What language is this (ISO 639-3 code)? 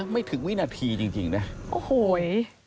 tha